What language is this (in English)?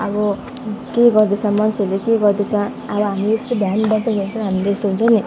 Nepali